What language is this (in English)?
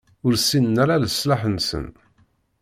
Kabyle